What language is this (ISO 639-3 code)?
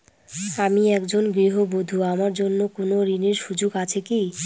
ben